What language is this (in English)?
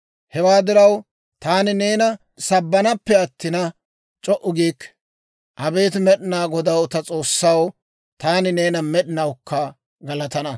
Dawro